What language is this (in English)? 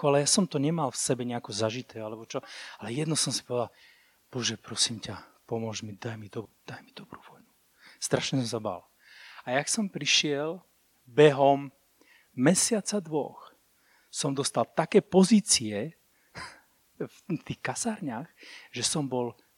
Slovak